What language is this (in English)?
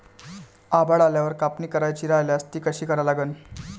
Marathi